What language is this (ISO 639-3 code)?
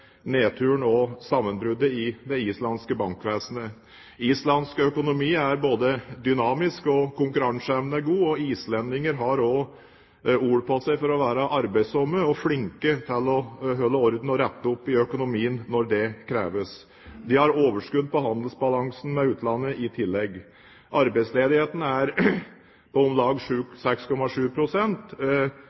nob